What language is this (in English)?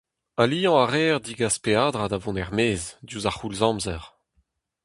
Breton